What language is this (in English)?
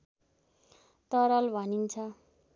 Nepali